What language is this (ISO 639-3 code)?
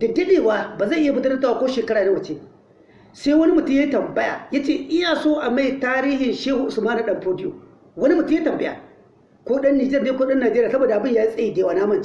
hau